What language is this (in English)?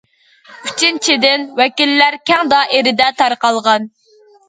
Uyghur